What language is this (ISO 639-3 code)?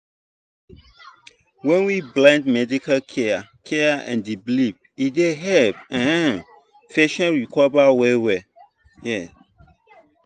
pcm